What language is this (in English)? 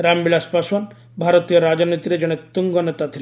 Odia